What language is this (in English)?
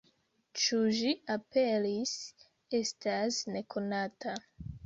Esperanto